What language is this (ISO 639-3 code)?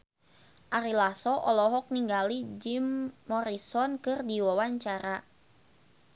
sun